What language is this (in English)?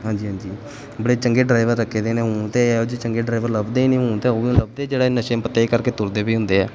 Punjabi